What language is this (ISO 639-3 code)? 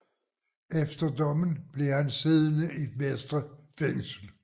dan